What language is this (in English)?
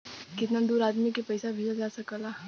Bhojpuri